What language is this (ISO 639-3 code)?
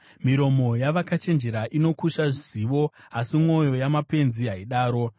sna